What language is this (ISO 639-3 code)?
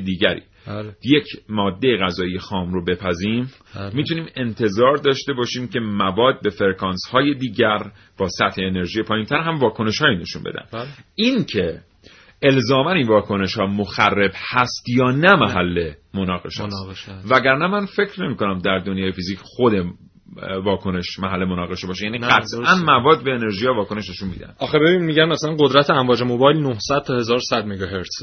fas